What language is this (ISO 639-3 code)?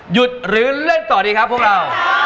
tha